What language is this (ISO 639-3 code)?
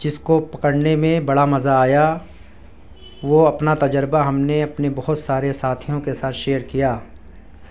urd